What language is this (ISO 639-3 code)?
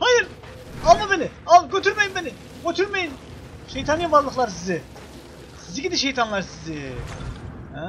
tur